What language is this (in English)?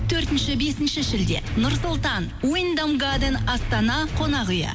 Kazakh